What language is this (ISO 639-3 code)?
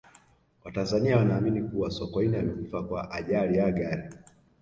swa